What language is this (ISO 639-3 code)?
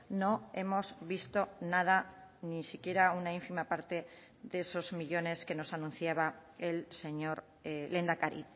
spa